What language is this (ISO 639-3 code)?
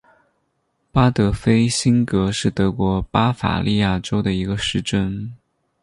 zho